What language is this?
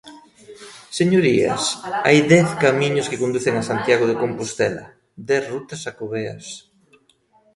Galician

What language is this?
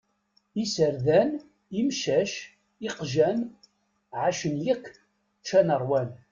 Kabyle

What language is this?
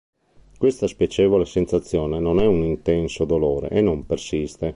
Italian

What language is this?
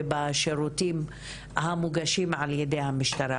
Hebrew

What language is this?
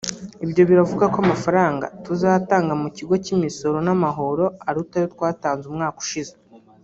Kinyarwanda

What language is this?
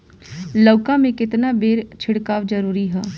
Bhojpuri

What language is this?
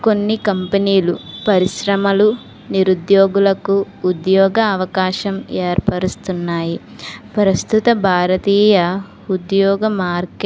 Telugu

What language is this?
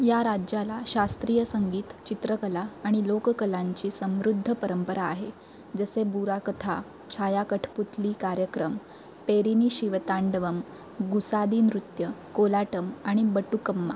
Marathi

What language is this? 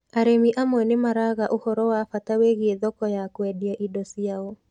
Kikuyu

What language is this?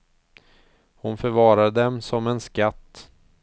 Swedish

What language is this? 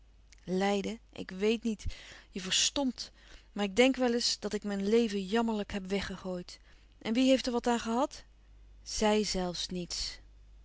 Dutch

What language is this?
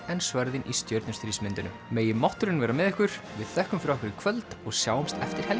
Icelandic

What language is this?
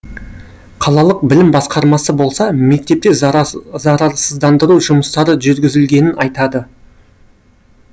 Kazakh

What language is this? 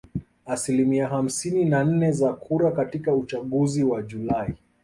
Swahili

